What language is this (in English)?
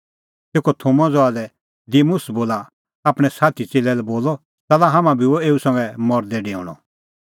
Kullu Pahari